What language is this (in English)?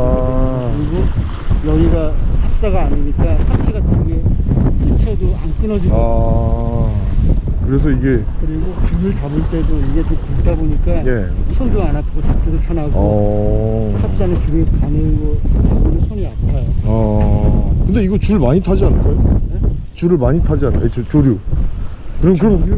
Korean